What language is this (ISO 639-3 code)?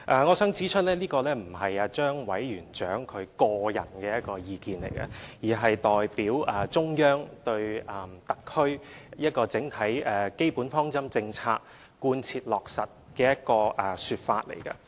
yue